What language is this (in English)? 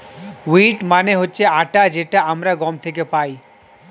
Bangla